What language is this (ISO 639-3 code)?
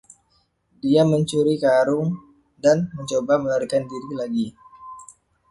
ind